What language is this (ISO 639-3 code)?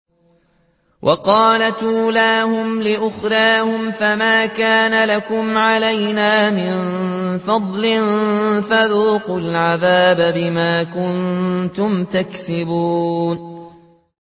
ara